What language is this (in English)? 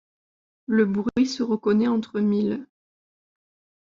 French